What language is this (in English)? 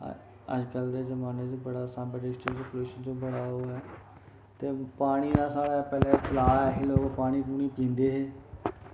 Dogri